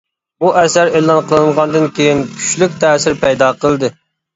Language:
Uyghur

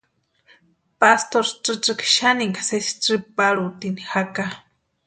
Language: Western Highland Purepecha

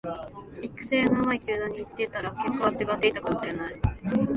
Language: Japanese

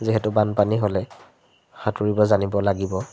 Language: Assamese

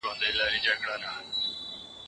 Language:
Pashto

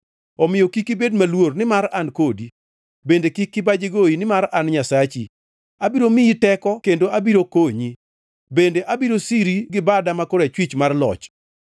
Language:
Luo (Kenya and Tanzania)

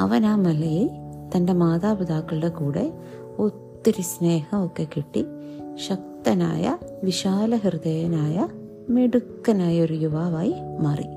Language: Malayalam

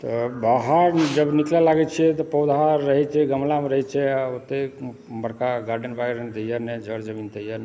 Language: Maithili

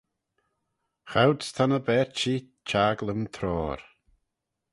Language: Manx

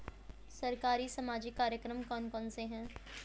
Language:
Hindi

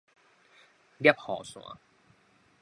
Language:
Min Nan Chinese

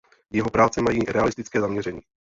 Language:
Czech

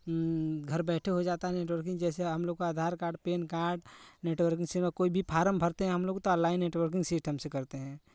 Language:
Hindi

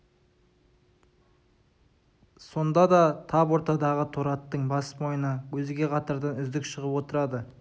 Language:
Kazakh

